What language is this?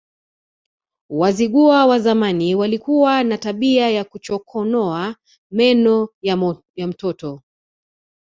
Swahili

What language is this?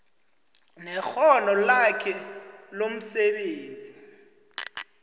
South Ndebele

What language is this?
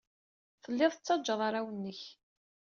Kabyle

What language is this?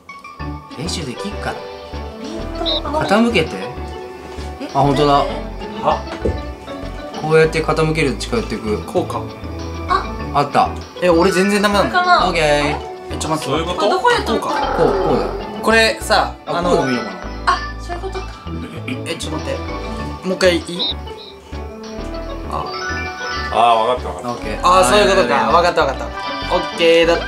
Japanese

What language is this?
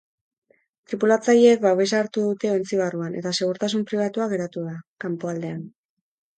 Basque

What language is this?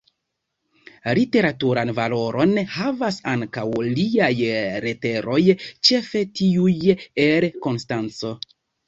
Esperanto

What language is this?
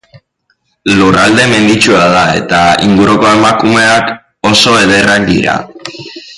Basque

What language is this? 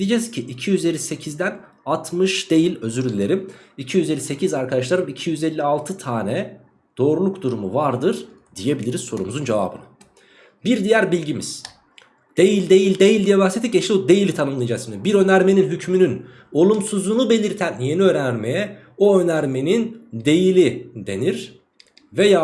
Turkish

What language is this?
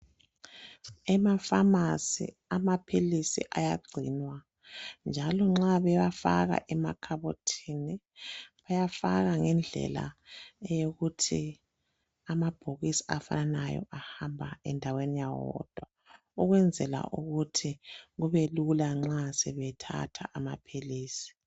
North Ndebele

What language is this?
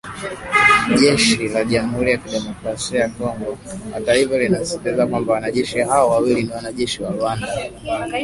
Swahili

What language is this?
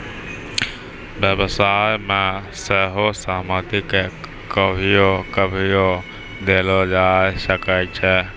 Maithili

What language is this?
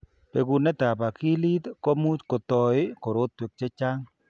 Kalenjin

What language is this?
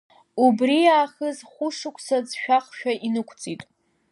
Abkhazian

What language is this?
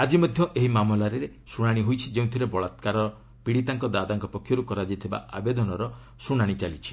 Odia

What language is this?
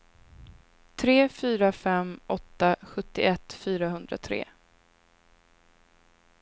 Swedish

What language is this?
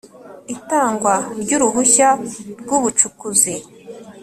Kinyarwanda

